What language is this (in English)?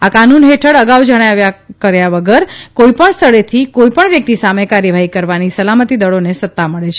Gujarati